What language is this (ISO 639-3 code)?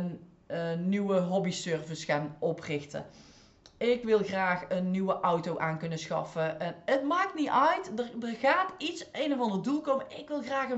nld